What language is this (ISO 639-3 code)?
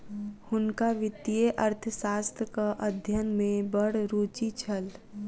mai